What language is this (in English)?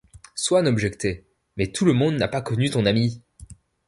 French